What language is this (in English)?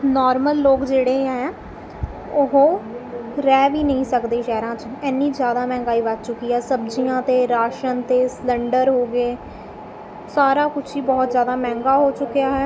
Punjabi